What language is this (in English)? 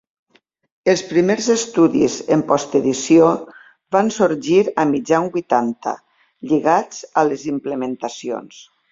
Catalan